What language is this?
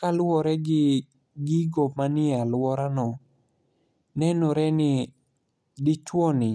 Luo (Kenya and Tanzania)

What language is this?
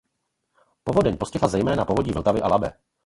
Czech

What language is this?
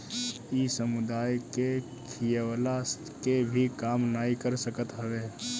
Bhojpuri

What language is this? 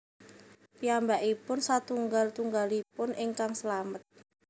Javanese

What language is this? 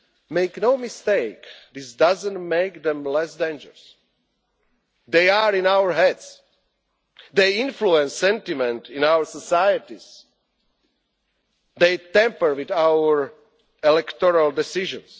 English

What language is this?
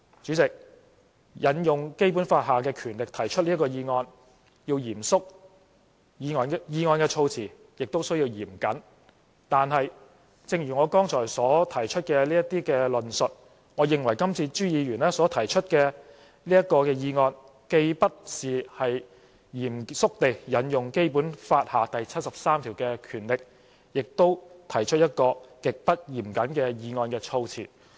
Cantonese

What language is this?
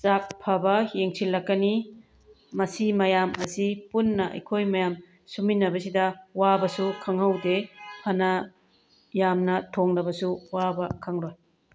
Manipuri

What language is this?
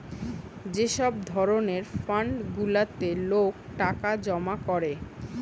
Bangla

